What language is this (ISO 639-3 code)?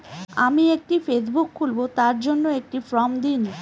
ben